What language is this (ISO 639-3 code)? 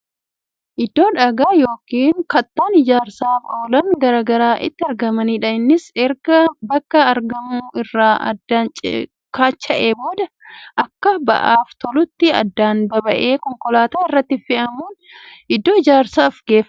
orm